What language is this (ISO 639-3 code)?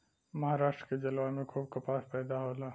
bho